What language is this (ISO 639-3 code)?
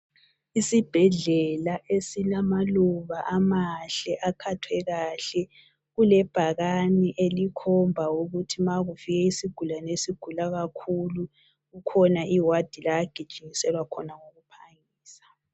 nde